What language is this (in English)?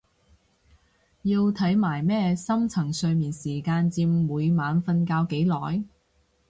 Cantonese